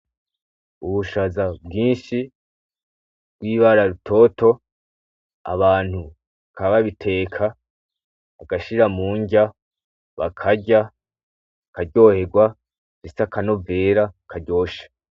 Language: Rundi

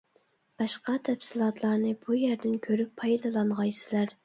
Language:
Uyghur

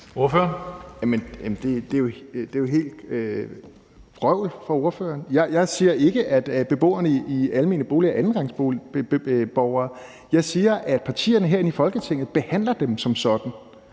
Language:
Danish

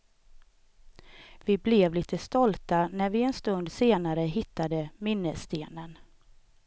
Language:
Swedish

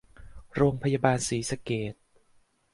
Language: Thai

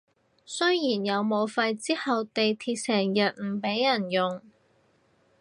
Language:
Cantonese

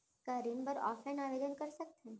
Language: Chhattisgarhi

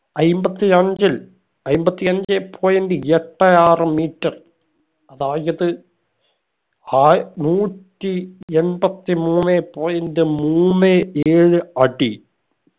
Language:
Malayalam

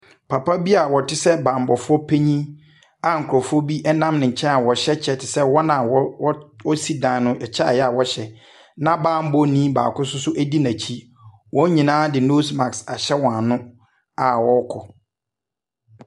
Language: Akan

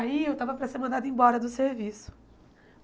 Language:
Portuguese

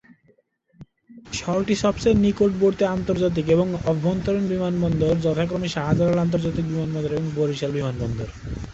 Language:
Bangla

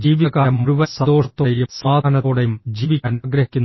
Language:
Malayalam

